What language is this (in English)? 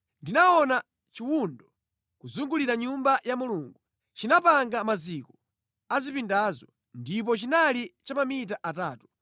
Nyanja